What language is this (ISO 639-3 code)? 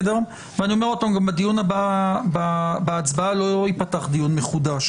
heb